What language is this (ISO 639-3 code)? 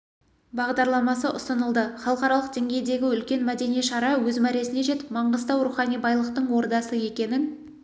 kaz